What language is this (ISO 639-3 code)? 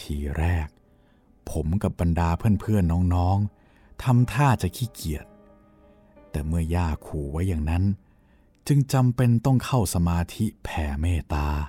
tha